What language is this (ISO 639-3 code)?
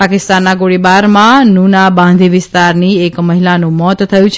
guj